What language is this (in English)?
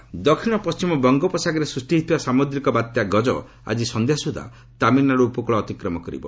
Odia